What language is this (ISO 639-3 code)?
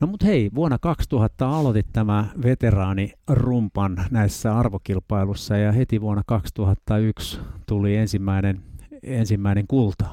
fin